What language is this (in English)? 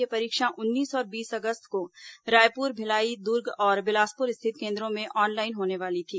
Hindi